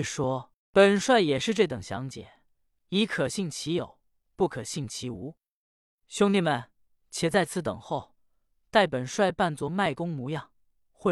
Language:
Chinese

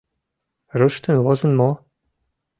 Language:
Mari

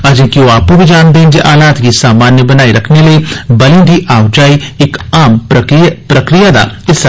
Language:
Dogri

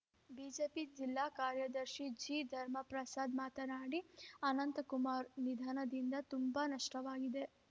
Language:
Kannada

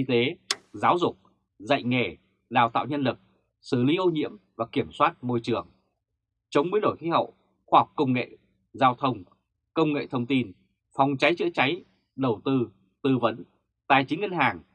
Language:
Vietnamese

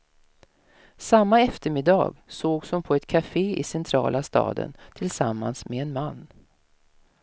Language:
Swedish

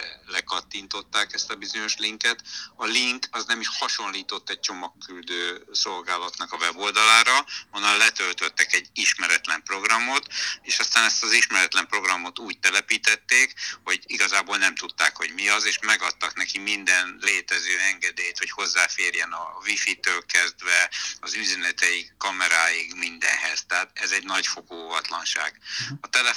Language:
Hungarian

